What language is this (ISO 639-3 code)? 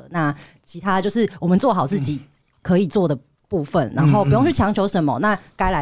zho